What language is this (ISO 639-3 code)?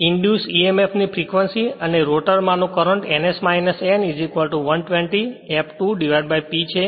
guj